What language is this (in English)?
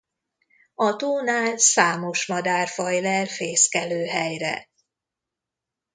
Hungarian